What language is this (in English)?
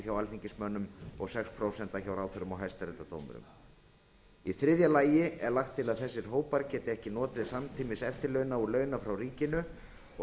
Icelandic